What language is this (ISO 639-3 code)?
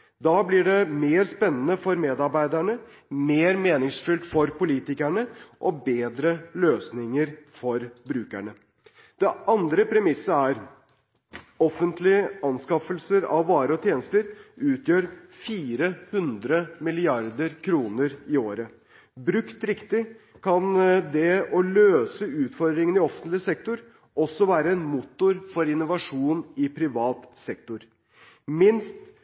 nob